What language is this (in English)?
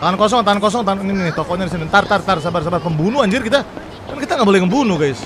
Indonesian